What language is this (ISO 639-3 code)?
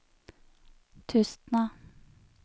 nor